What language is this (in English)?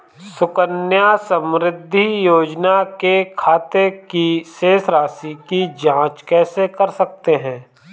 Hindi